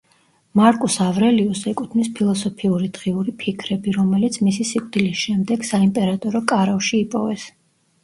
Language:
Georgian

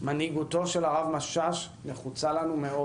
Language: Hebrew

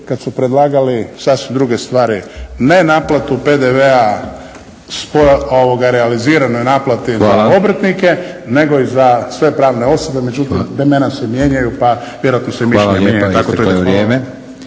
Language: Croatian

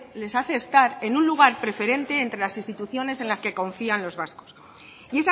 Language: Spanish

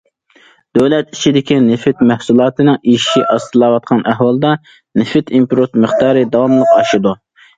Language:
Uyghur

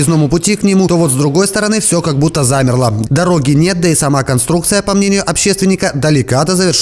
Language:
Russian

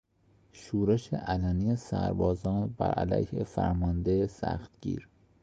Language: Persian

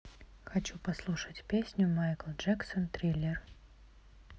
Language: Russian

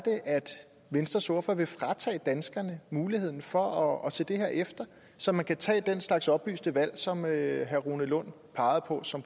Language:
Danish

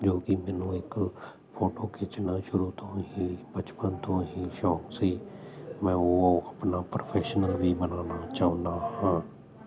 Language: Punjabi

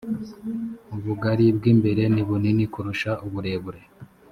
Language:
Kinyarwanda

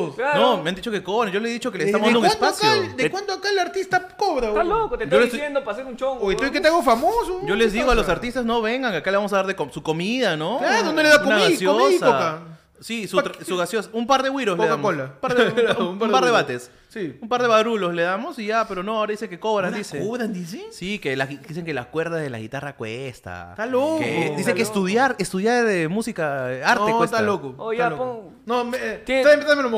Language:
Spanish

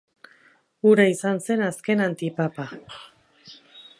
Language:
Basque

